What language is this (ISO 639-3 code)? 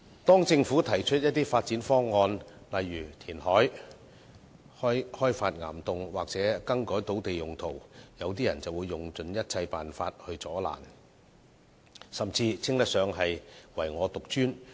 yue